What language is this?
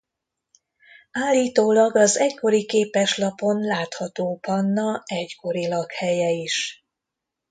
Hungarian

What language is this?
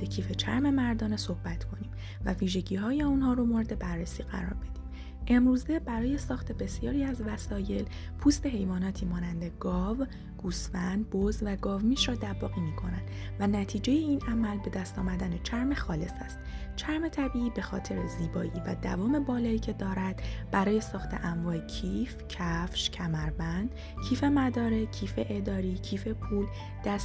Persian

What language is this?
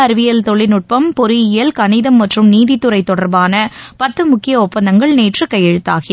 Tamil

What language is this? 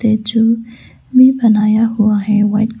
Hindi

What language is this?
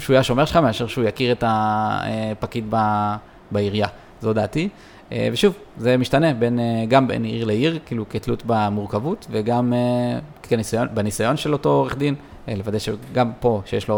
Hebrew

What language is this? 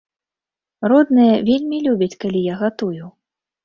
Belarusian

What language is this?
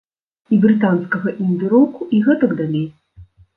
Belarusian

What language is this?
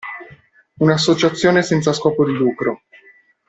Italian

